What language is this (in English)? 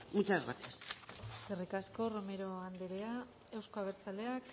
Basque